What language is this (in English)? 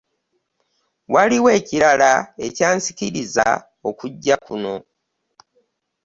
Ganda